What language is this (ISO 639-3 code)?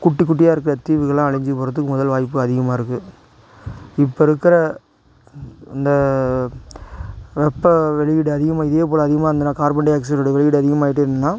tam